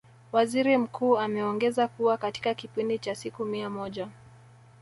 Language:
Swahili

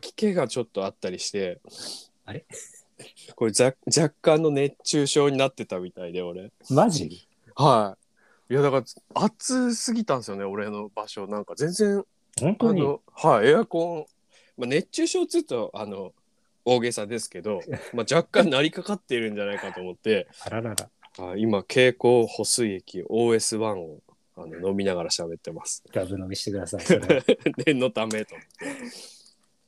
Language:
Japanese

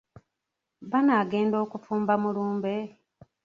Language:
Ganda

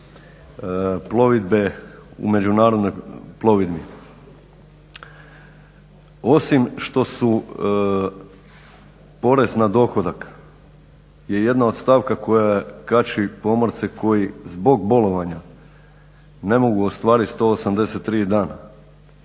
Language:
Croatian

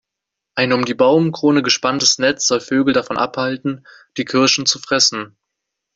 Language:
German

